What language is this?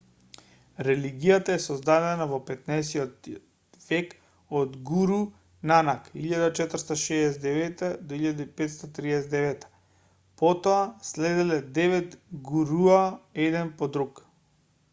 Macedonian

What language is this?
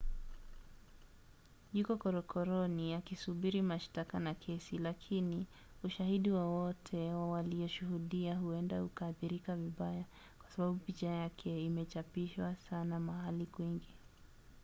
Swahili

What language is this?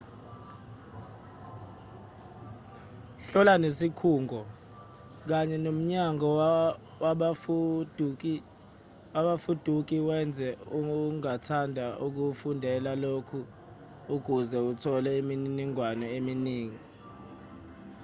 Zulu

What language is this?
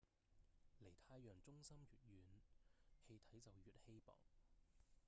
Cantonese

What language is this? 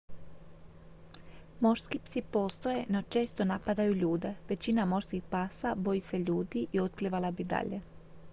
Croatian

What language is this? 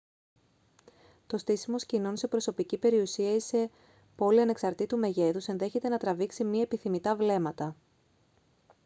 Greek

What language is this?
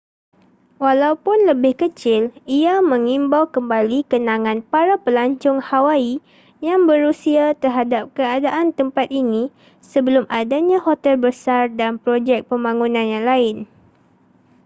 Malay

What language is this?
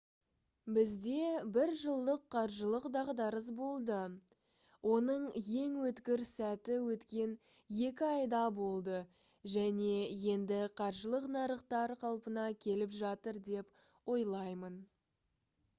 Kazakh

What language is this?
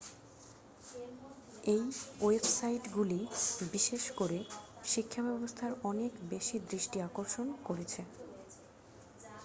Bangla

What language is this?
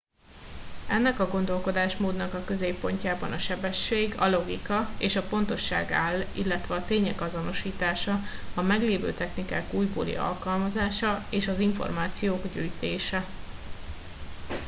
Hungarian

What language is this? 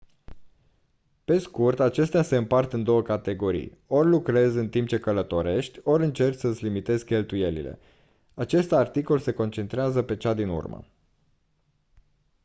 Romanian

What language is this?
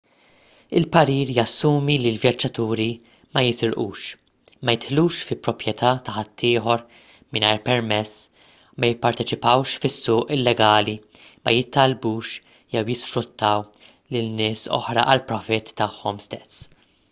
Maltese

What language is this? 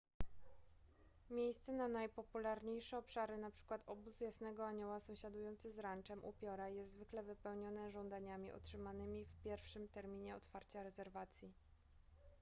Polish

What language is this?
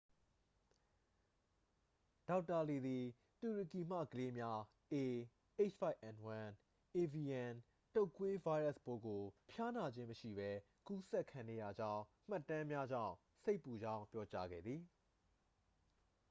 Burmese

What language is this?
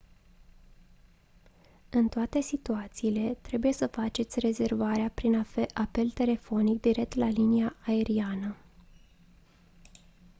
Romanian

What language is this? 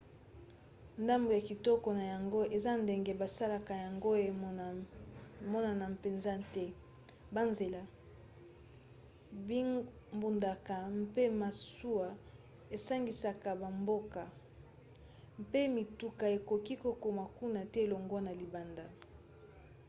Lingala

